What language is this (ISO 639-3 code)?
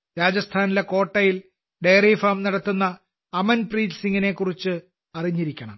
mal